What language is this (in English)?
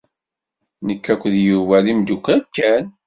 Kabyle